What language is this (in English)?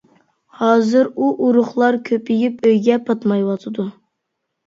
Uyghur